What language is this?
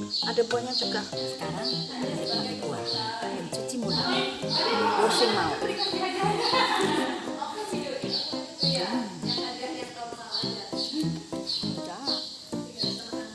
Indonesian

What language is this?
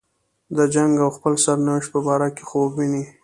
Pashto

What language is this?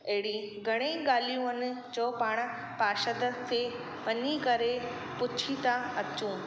Sindhi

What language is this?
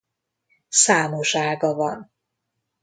Hungarian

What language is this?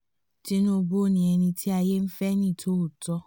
Yoruba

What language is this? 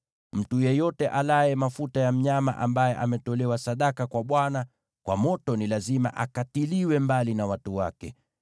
Swahili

